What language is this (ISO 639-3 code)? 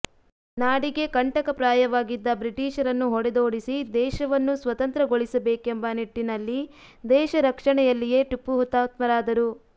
kan